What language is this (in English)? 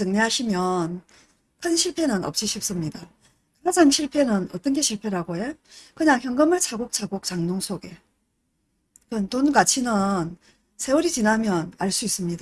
Korean